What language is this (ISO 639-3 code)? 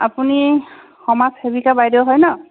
asm